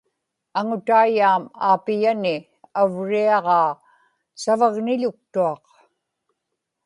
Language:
Inupiaq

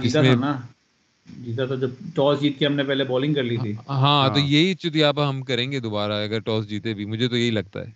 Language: Urdu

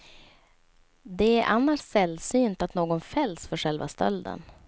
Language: Swedish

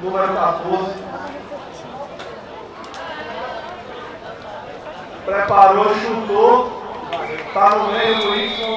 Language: Portuguese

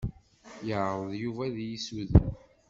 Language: Kabyle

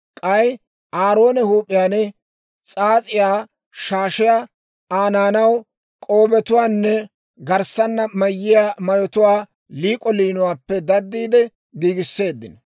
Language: Dawro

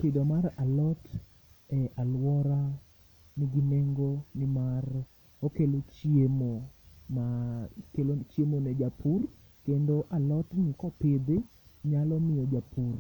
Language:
Luo (Kenya and Tanzania)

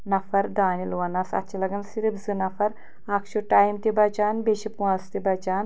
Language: Kashmiri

